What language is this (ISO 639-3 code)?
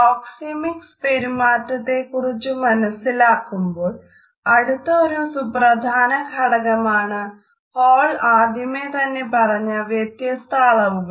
mal